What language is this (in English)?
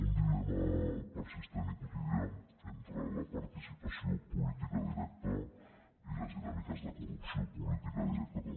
Catalan